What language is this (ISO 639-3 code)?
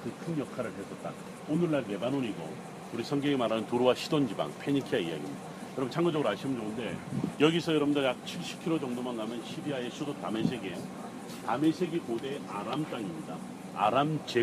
kor